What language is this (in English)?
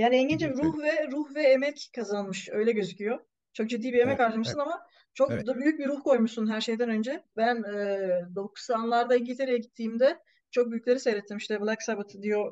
Turkish